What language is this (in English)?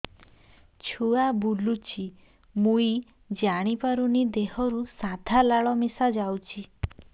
Odia